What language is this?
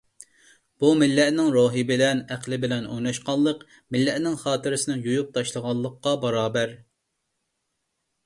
Uyghur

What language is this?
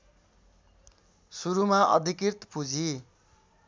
Nepali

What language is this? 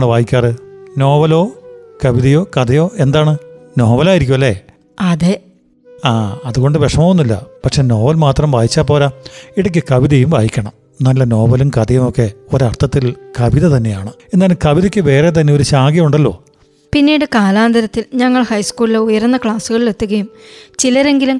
Malayalam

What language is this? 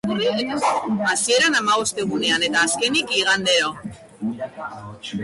Basque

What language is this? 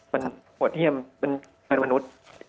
Thai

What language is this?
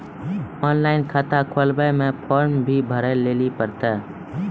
Maithili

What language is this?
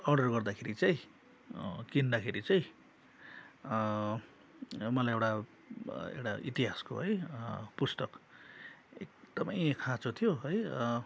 Nepali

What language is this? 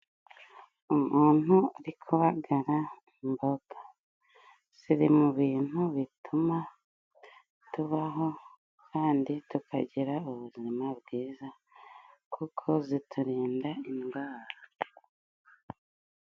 Kinyarwanda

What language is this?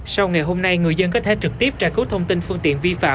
Vietnamese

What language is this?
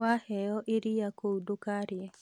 Kikuyu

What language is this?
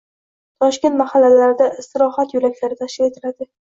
Uzbek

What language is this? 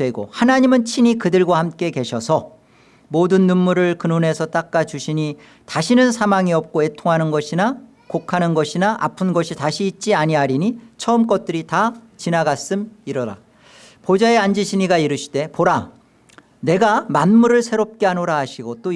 Korean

